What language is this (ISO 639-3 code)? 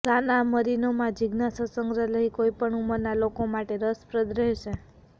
guj